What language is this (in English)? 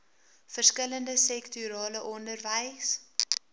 Afrikaans